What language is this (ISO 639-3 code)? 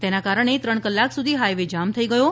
guj